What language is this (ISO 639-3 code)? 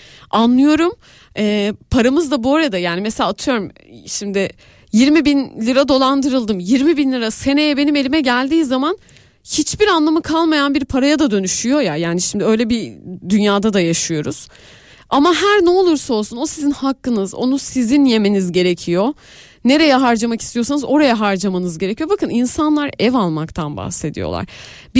tur